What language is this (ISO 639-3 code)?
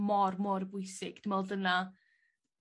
cym